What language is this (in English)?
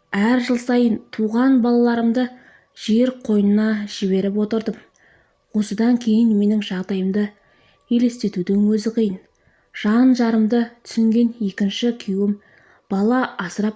Turkish